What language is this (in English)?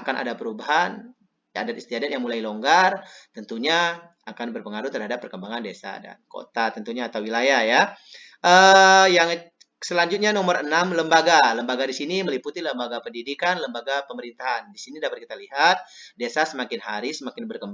Indonesian